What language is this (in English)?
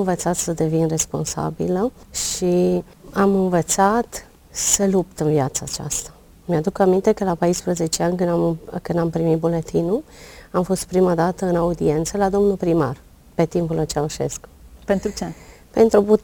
Romanian